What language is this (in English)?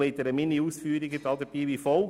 Swiss German